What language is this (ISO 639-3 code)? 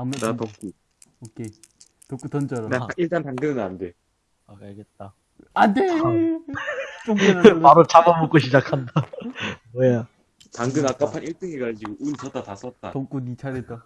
kor